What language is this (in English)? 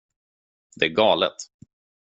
Swedish